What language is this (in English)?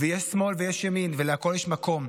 Hebrew